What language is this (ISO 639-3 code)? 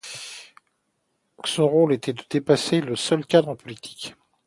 fra